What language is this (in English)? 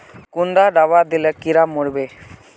Magahi